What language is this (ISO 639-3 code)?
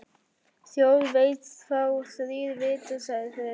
isl